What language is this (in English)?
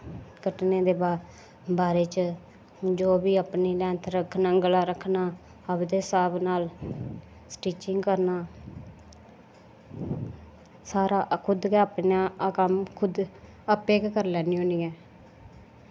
Dogri